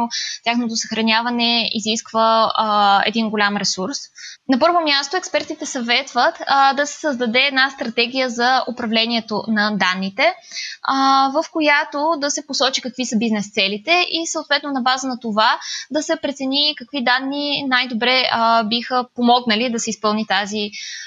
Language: Bulgarian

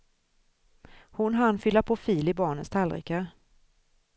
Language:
Swedish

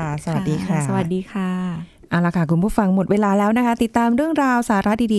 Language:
Thai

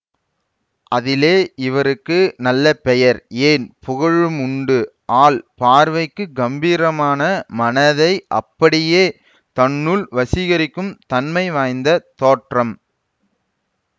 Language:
Tamil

